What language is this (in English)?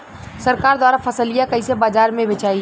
Bhojpuri